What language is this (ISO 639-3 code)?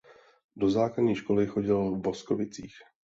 ces